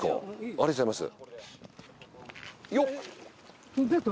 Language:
Japanese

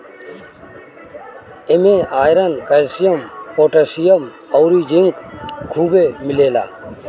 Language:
Bhojpuri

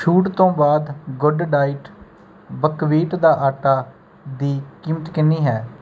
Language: Punjabi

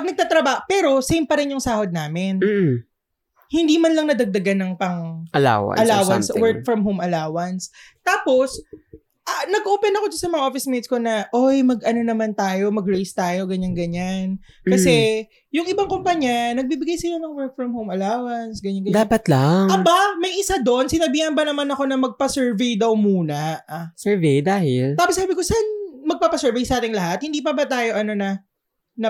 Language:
Filipino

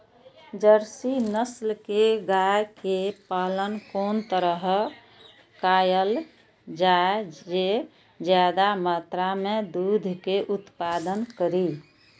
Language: Maithili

